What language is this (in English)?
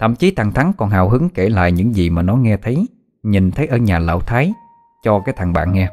Vietnamese